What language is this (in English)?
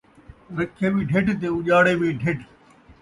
Saraiki